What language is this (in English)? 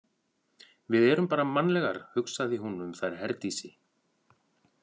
Icelandic